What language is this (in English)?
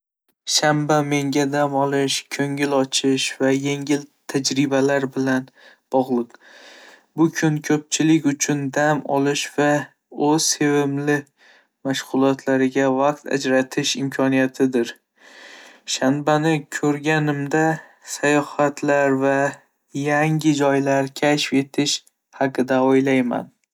Uzbek